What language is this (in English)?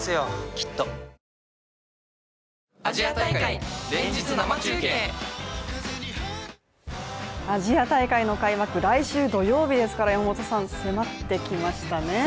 Japanese